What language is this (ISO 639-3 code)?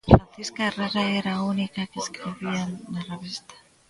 glg